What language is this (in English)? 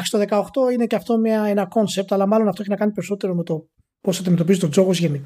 Greek